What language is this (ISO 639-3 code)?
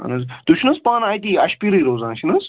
kas